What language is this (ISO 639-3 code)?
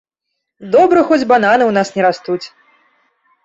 bel